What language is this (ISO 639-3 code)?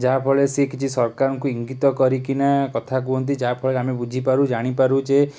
ori